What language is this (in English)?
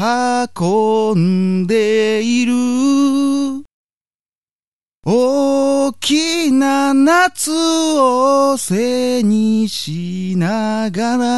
Japanese